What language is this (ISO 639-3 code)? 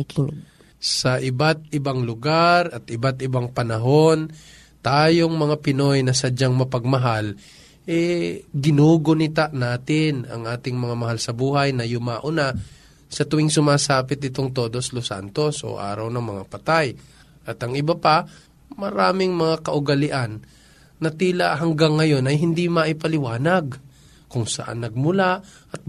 fil